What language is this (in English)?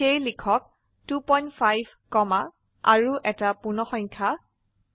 Assamese